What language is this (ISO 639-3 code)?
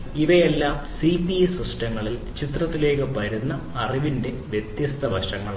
mal